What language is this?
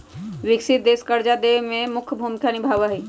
Magahi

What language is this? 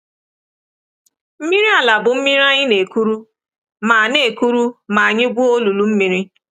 Igbo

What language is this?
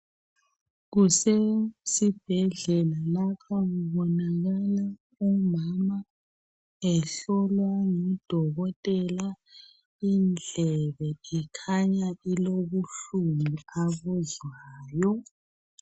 North Ndebele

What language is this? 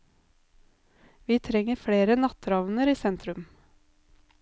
Norwegian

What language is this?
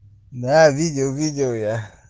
Russian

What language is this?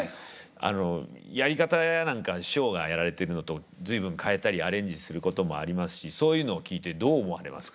Japanese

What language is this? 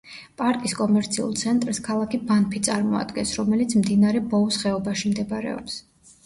Georgian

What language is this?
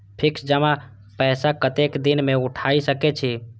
Maithili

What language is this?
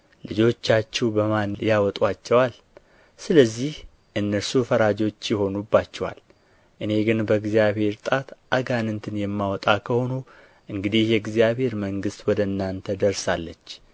Amharic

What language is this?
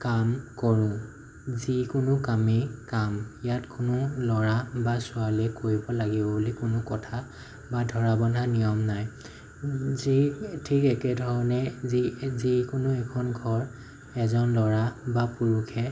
Assamese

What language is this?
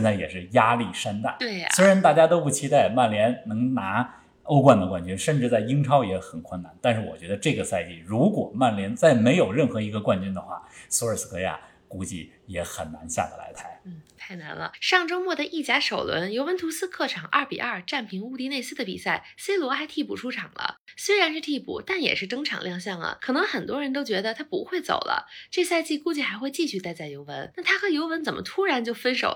Chinese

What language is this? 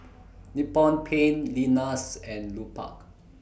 English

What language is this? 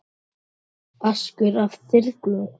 Icelandic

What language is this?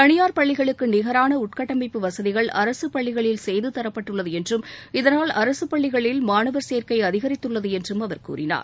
Tamil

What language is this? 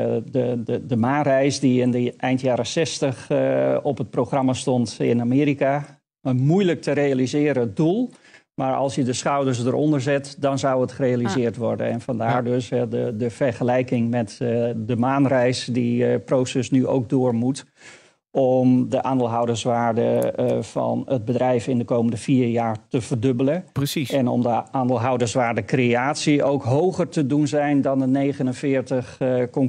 Dutch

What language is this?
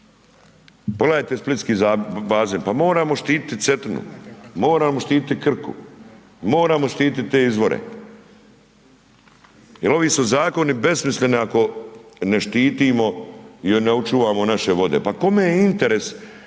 Croatian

